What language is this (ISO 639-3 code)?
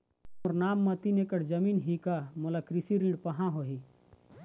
hne